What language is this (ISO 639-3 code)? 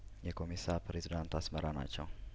amh